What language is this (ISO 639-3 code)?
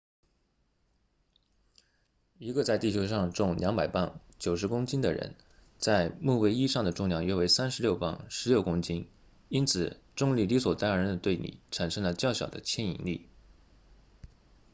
zho